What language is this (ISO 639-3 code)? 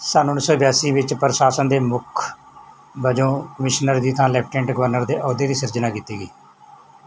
pan